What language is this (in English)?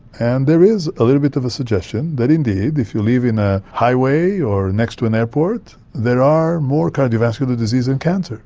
English